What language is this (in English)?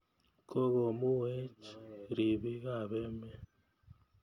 Kalenjin